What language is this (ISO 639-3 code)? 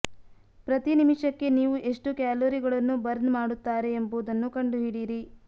kan